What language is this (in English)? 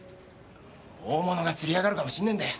Japanese